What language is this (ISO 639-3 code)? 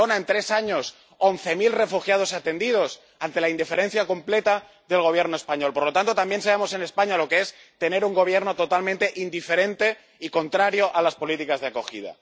spa